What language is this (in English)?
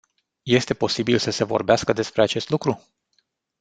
Romanian